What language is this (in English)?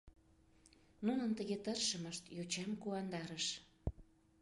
Mari